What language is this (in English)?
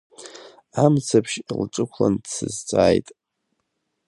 Abkhazian